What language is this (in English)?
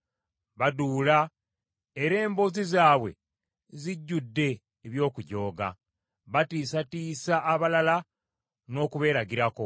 Ganda